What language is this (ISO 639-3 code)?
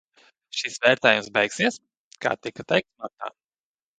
lav